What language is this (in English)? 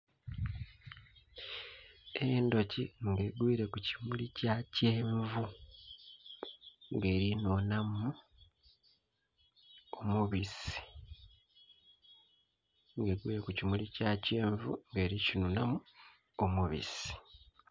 Soga